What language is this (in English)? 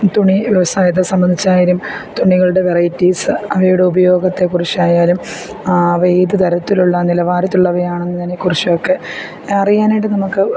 Malayalam